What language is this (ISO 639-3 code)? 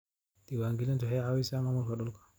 som